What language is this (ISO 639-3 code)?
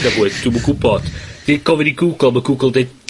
cym